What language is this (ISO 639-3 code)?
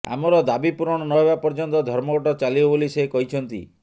ori